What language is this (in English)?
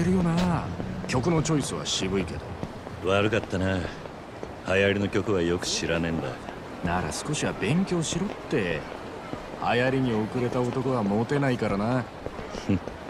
Japanese